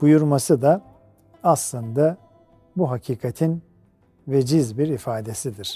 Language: Turkish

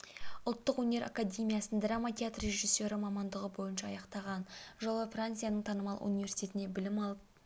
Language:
Kazakh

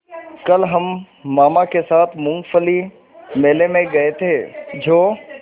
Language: Hindi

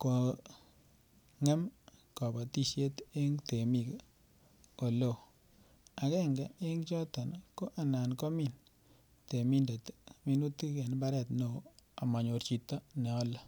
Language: Kalenjin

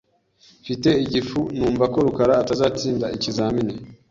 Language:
Kinyarwanda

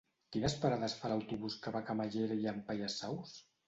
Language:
Catalan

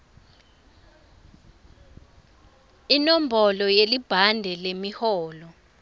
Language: Swati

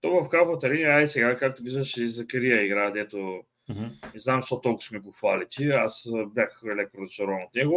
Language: Bulgarian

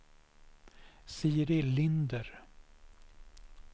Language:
Swedish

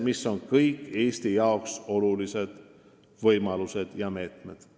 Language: Estonian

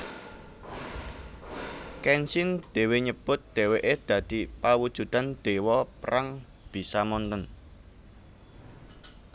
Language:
Javanese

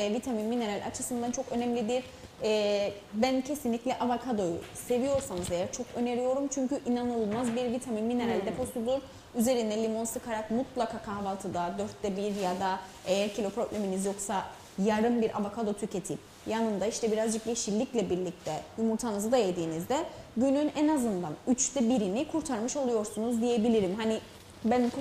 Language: Turkish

